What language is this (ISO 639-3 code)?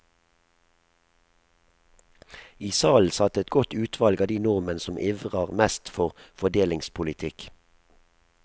nor